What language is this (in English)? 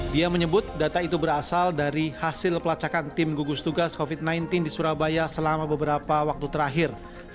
Indonesian